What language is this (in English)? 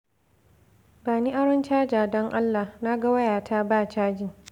Hausa